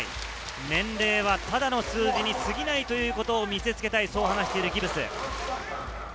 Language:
Japanese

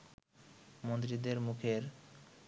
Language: Bangla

